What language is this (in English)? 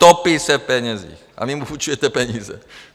Czech